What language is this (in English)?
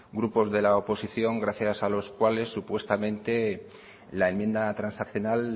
Spanish